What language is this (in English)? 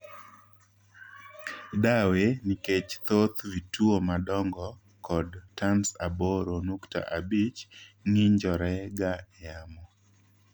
Luo (Kenya and Tanzania)